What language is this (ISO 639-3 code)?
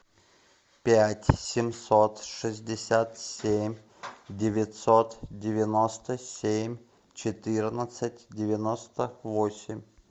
rus